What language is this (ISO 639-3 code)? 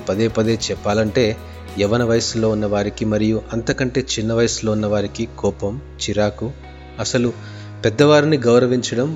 tel